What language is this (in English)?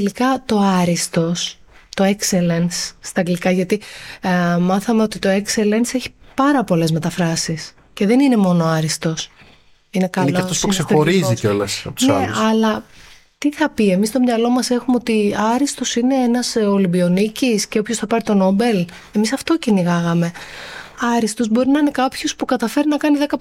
Greek